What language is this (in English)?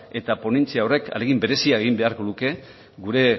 Basque